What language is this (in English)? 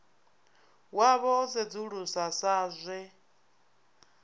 Venda